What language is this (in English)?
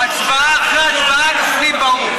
Hebrew